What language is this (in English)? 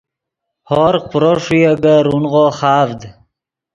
Yidgha